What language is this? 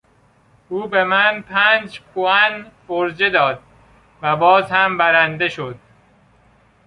Persian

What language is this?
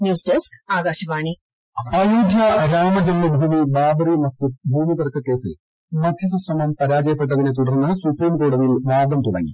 Malayalam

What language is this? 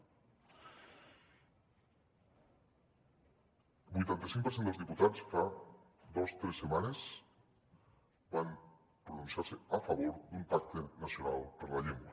Catalan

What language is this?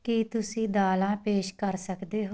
Punjabi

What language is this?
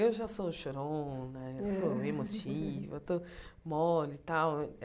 Portuguese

